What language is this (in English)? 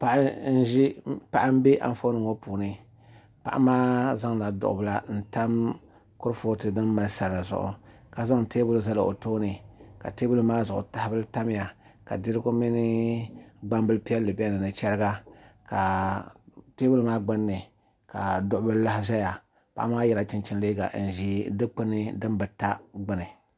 Dagbani